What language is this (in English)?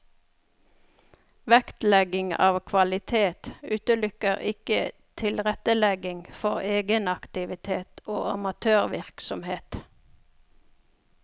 Norwegian